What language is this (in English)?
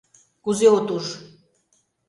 Mari